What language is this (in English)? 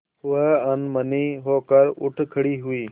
Hindi